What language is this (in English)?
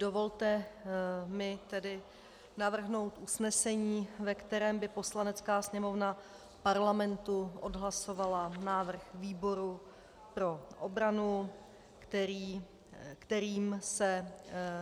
Czech